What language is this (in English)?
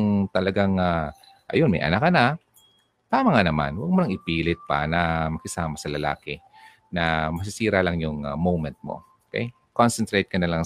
Filipino